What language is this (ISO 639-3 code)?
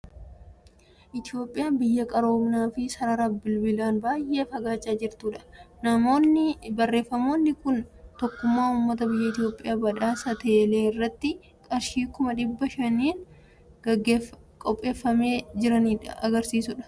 orm